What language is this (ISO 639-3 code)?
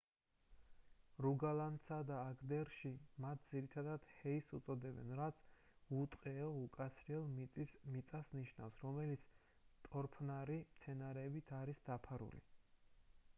kat